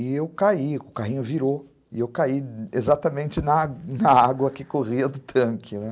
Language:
Portuguese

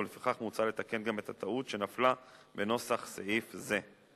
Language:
Hebrew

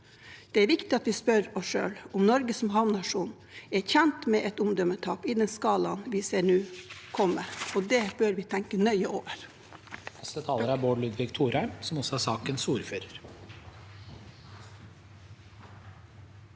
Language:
Norwegian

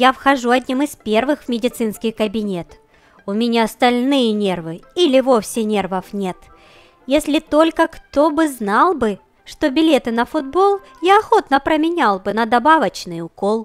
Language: Russian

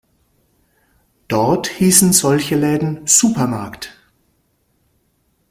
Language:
German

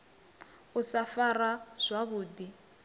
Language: Venda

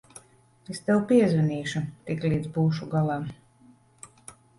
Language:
Latvian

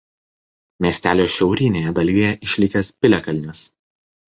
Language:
Lithuanian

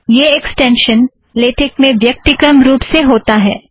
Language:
Hindi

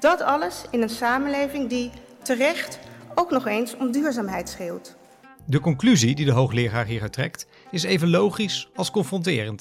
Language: Dutch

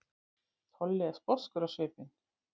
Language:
Icelandic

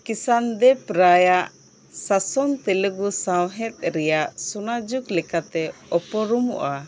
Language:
Santali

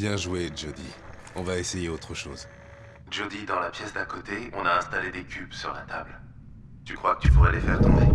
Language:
French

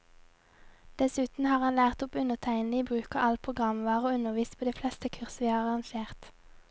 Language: Norwegian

